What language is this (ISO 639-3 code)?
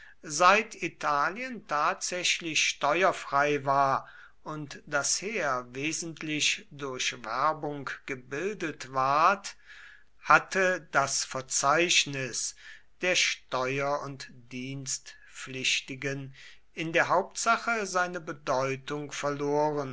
deu